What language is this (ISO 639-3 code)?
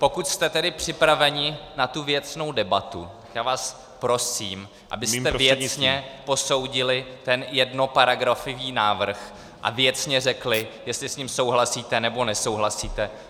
ces